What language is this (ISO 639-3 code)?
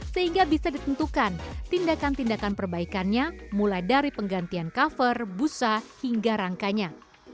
ind